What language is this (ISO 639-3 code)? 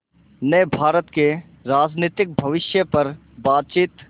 hin